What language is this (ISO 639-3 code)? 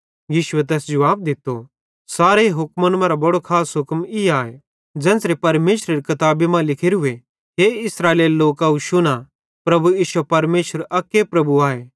bhd